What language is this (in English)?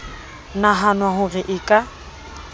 Southern Sotho